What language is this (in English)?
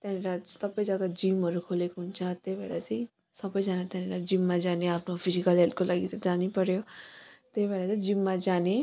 Nepali